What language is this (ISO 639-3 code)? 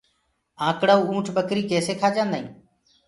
ggg